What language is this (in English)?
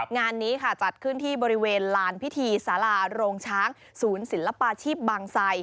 Thai